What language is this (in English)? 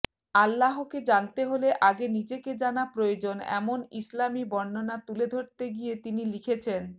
Bangla